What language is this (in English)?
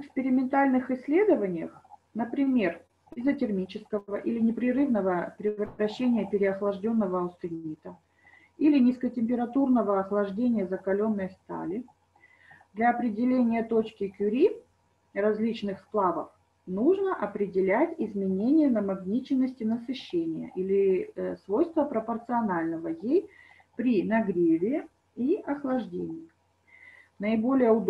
Russian